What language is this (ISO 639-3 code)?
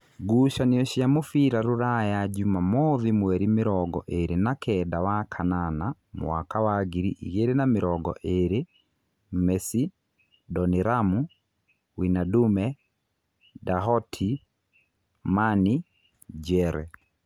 kik